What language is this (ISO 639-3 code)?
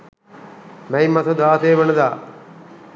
sin